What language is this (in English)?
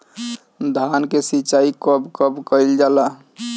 Bhojpuri